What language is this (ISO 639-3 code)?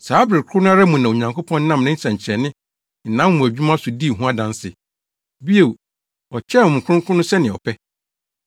aka